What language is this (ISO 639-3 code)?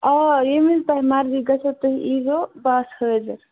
kas